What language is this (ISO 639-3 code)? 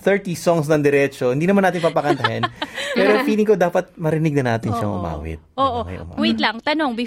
fil